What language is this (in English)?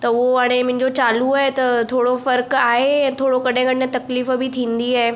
Sindhi